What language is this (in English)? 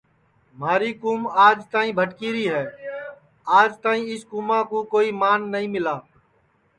Sansi